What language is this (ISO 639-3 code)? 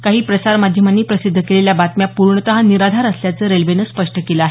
mar